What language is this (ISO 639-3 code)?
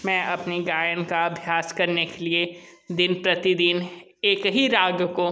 hin